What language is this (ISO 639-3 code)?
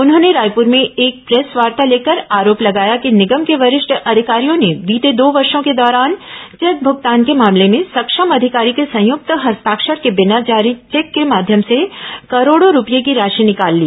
hin